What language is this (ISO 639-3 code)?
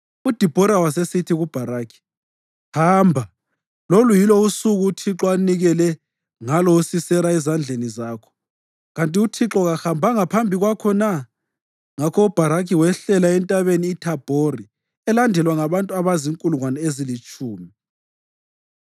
nde